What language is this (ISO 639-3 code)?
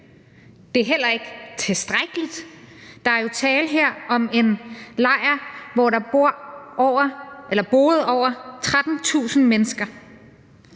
dan